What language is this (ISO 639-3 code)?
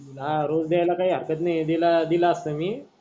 mar